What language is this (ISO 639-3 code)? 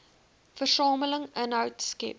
afr